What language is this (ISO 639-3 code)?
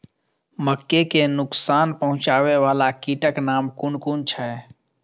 mai